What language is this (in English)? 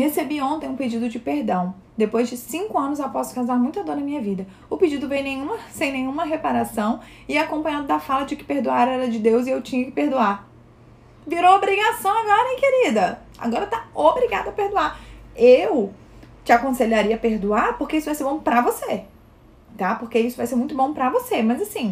Portuguese